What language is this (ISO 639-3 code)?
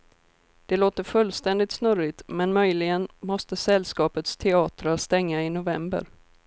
swe